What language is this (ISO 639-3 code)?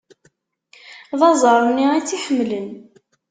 kab